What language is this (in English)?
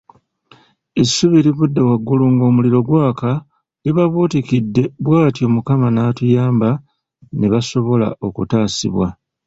Ganda